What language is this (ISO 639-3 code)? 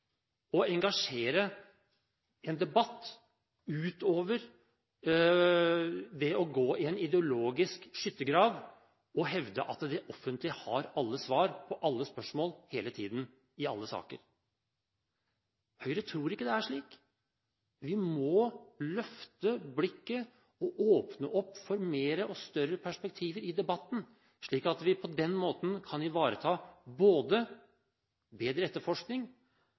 nob